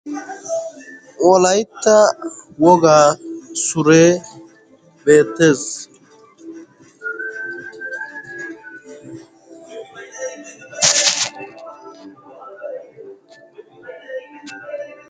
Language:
Wolaytta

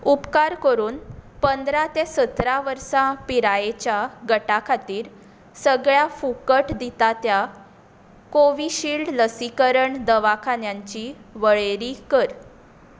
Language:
Konkani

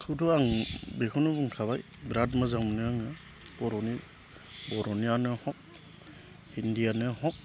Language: Bodo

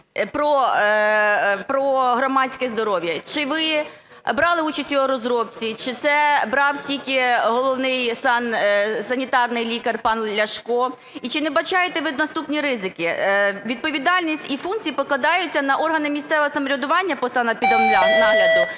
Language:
Ukrainian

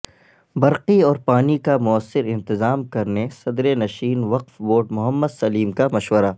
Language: Urdu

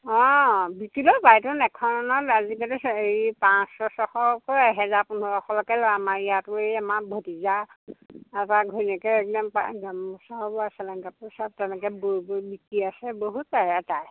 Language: Assamese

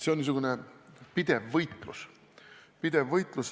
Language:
Estonian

